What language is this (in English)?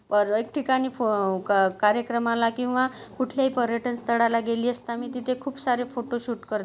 Marathi